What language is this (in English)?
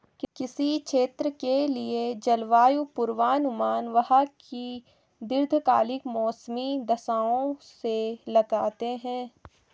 Hindi